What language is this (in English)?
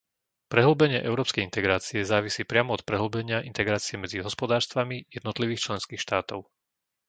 Slovak